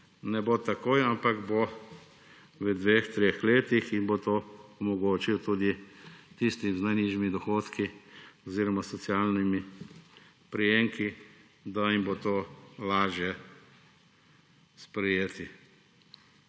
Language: Slovenian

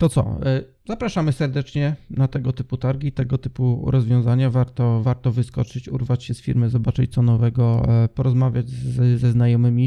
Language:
Polish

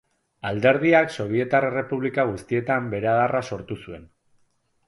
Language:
Basque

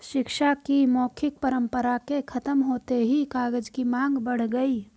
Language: Hindi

